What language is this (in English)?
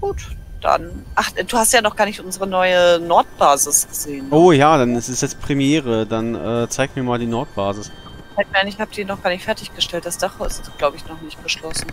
German